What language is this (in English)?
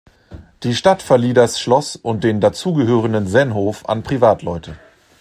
German